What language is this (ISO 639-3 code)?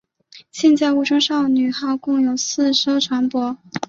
zho